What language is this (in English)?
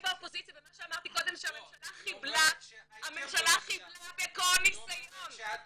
Hebrew